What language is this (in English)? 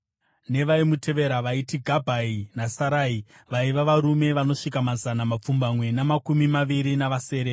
Shona